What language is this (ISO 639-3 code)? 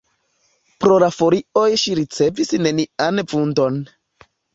epo